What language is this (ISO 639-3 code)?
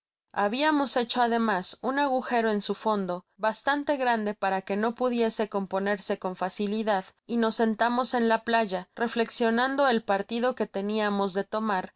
spa